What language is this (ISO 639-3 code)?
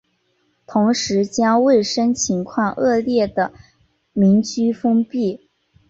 zho